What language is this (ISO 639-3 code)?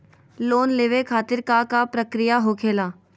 mag